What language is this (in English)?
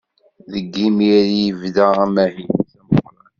Kabyle